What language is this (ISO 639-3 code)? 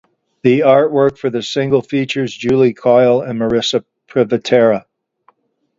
eng